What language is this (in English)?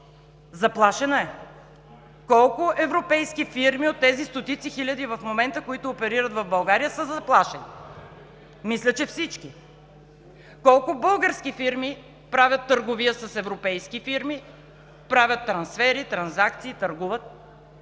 Bulgarian